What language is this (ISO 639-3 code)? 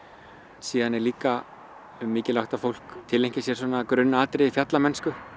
isl